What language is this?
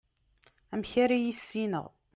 Kabyle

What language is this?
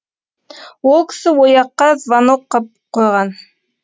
Kazakh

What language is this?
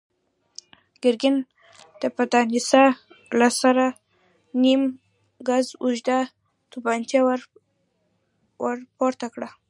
Pashto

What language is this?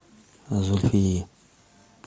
Russian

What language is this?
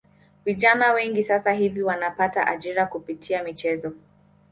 Swahili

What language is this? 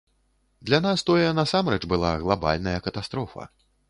Belarusian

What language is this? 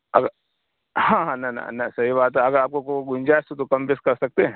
Urdu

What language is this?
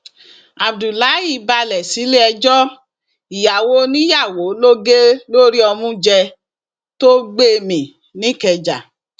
Yoruba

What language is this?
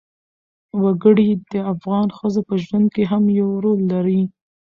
Pashto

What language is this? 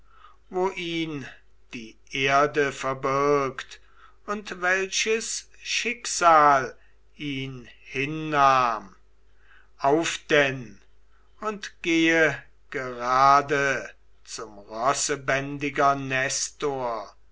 German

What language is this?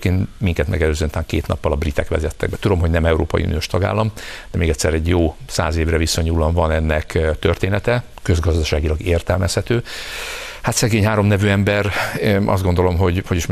Hungarian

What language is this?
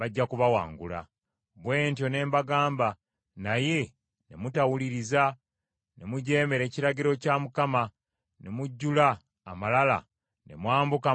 Ganda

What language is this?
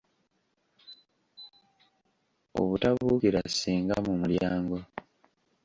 Ganda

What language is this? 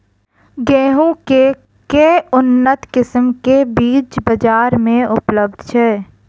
Maithili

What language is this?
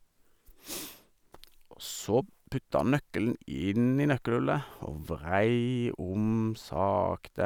Norwegian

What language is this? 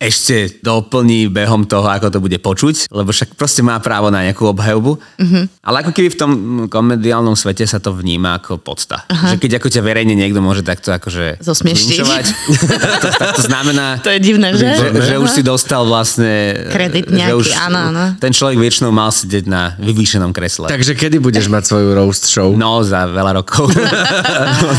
Slovak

